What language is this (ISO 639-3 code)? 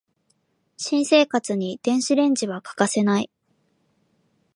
jpn